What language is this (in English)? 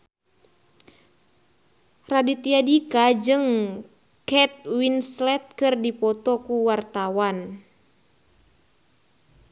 Sundanese